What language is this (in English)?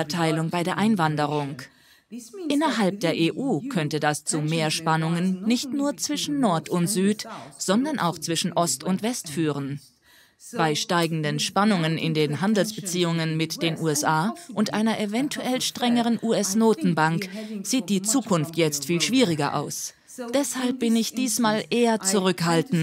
German